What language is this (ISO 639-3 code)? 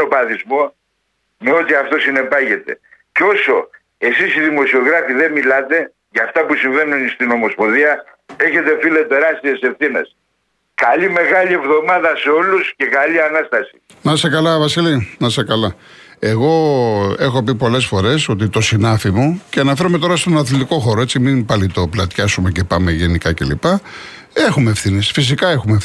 ell